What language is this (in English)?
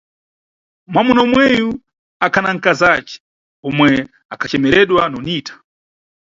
Nyungwe